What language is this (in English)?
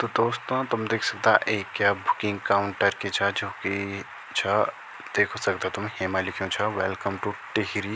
Garhwali